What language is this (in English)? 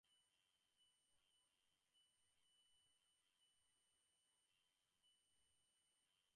Bangla